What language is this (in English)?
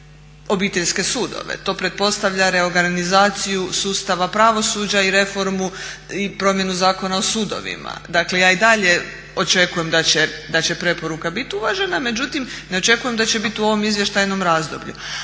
Croatian